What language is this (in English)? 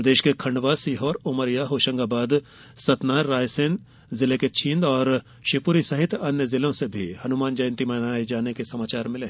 Hindi